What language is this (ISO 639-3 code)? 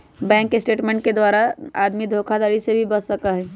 mag